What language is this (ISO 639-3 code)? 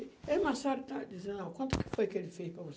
por